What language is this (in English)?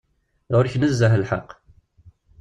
Kabyle